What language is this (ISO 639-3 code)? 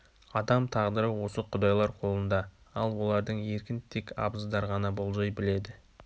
kaz